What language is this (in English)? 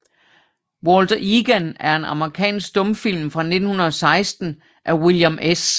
Danish